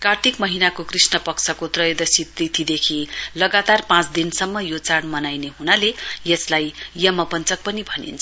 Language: Nepali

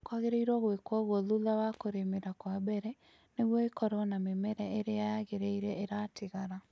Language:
Kikuyu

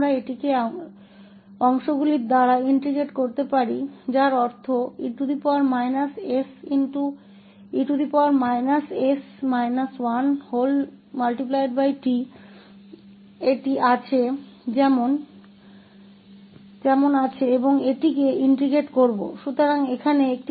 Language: Hindi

